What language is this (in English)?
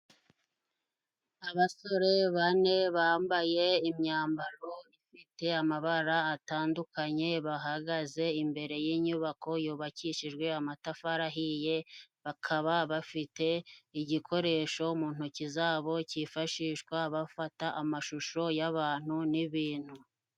Kinyarwanda